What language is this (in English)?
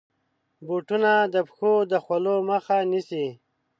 Pashto